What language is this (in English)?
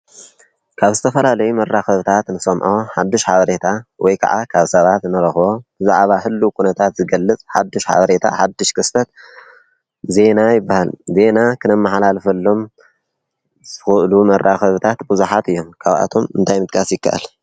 Tigrinya